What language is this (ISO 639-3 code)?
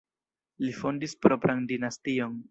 epo